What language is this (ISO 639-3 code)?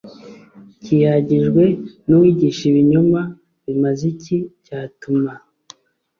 kin